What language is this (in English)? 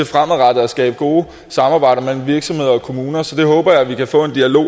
Danish